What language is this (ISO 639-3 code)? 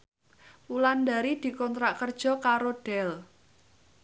jav